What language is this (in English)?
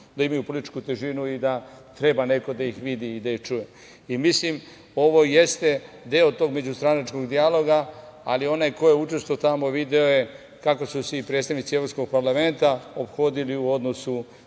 Serbian